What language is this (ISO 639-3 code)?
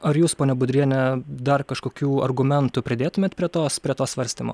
lit